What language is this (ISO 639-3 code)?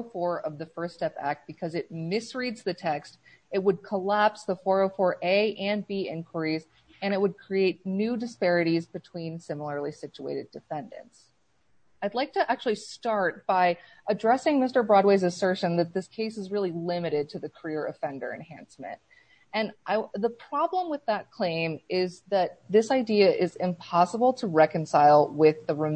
eng